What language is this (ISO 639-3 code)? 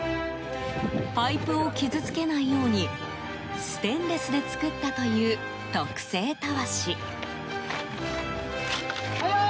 jpn